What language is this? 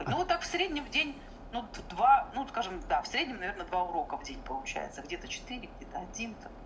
Russian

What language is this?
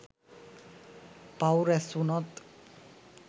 Sinhala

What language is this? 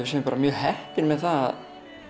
Icelandic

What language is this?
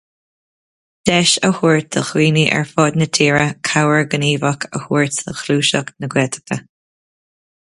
Irish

